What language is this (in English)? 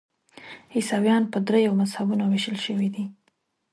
Pashto